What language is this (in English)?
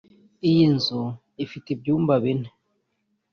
Kinyarwanda